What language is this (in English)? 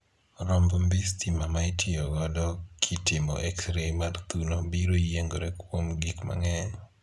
Luo (Kenya and Tanzania)